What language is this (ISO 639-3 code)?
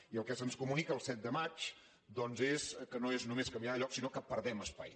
cat